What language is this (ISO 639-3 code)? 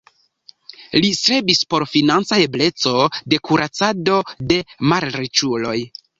epo